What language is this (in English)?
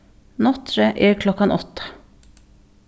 Faroese